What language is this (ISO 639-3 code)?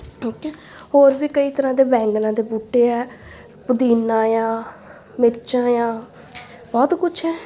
pan